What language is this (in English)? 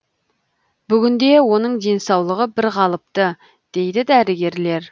Kazakh